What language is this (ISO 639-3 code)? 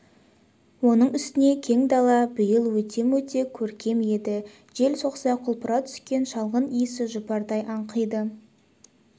kaz